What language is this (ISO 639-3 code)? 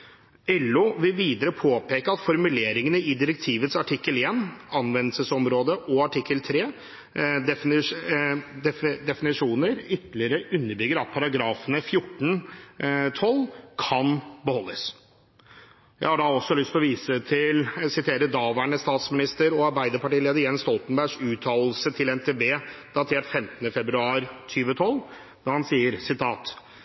nob